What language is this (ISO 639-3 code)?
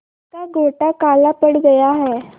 hin